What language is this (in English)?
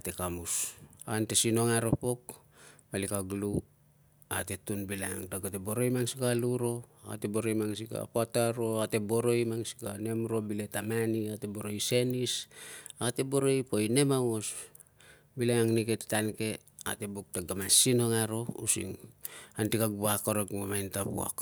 Tungag